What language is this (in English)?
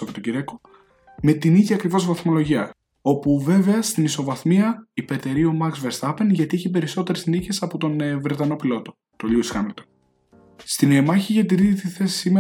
Greek